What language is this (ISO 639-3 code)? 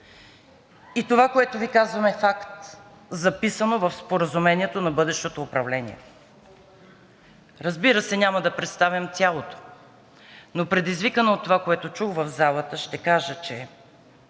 bul